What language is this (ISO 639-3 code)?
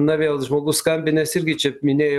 lit